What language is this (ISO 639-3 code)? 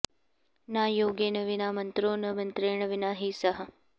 san